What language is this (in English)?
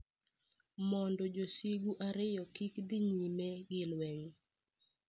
Luo (Kenya and Tanzania)